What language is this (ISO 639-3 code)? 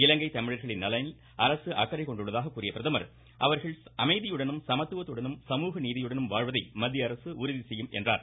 tam